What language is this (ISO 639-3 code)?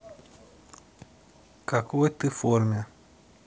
rus